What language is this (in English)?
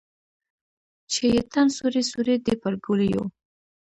Pashto